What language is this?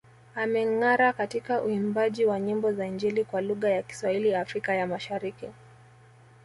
Swahili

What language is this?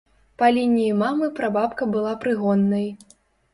Belarusian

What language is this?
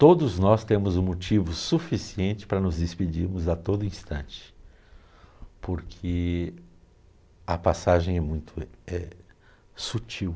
Portuguese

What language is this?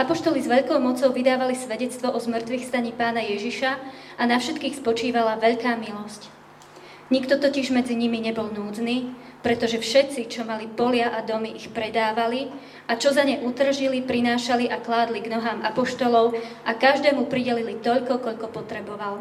Slovak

